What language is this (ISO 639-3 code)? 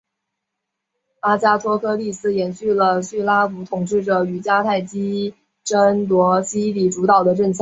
zho